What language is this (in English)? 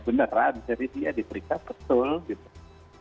Indonesian